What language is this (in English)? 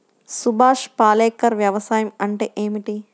Telugu